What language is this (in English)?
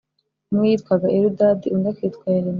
Kinyarwanda